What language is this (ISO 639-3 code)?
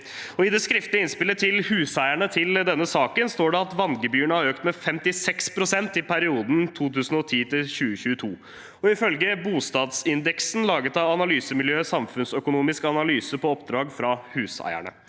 nor